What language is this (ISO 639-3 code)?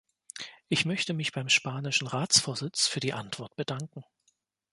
deu